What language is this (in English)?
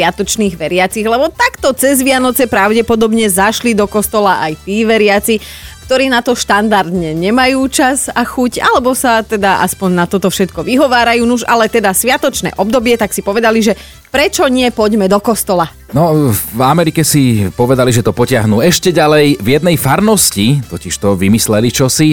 Slovak